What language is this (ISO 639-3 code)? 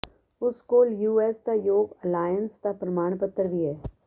pan